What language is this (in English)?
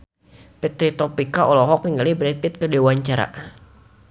Sundanese